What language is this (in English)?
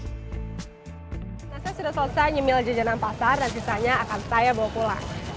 Indonesian